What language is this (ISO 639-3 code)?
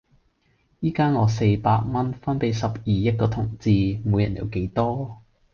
yue